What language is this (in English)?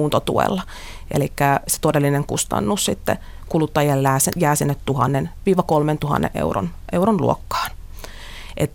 Finnish